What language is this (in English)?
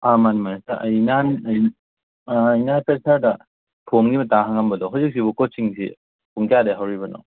Manipuri